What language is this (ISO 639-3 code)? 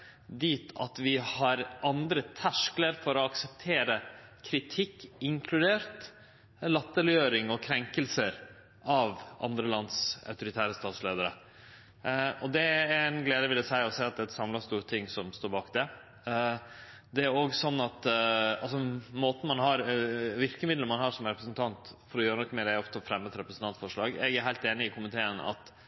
nno